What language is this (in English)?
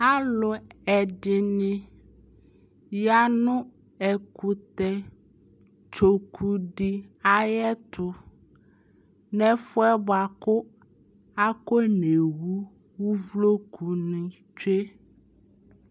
Ikposo